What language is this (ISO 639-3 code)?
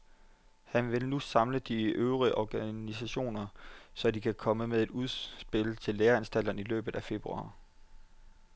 dan